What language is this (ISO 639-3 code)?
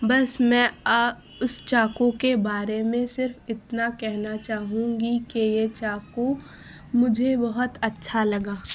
urd